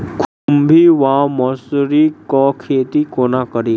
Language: Maithili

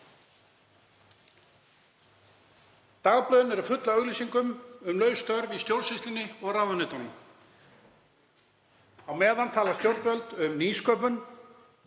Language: Icelandic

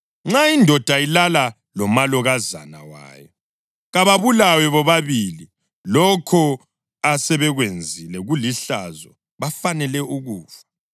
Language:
North Ndebele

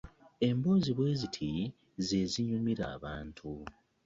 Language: Ganda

